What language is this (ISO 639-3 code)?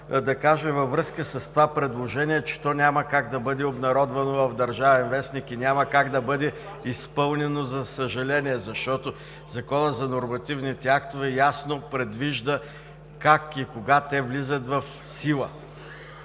bul